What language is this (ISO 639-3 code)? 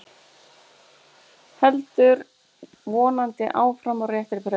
isl